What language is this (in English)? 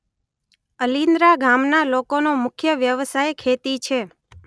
Gujarati